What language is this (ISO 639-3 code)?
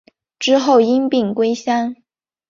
zho